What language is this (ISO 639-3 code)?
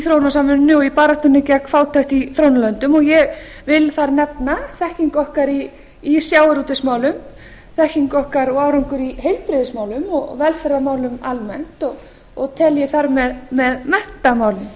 isl